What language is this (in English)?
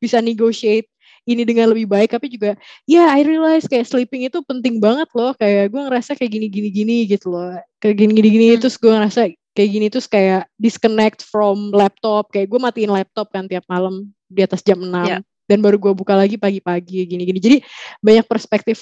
Indonesian